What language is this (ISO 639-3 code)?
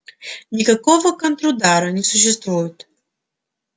rus